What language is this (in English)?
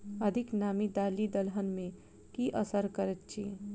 Maithili